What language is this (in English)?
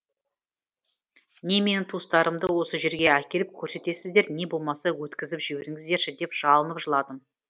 Kazakh